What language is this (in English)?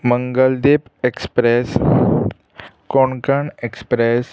Konkani